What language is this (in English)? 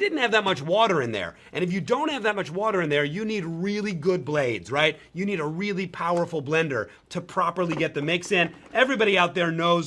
English